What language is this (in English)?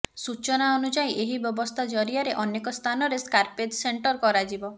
Odia